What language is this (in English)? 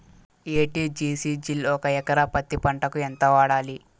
Telugu